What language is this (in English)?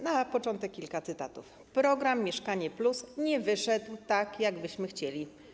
Polish